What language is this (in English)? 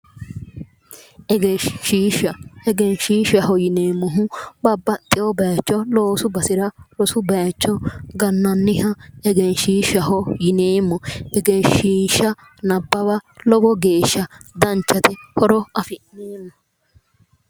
Sidamo